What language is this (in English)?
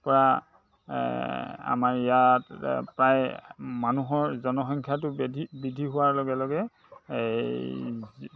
Assamese